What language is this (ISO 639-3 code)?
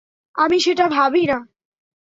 ben